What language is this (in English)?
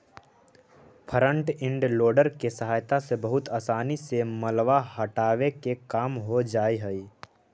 Magahi